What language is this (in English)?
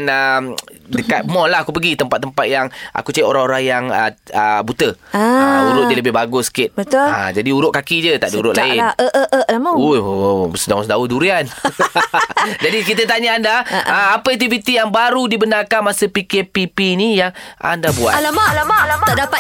Malay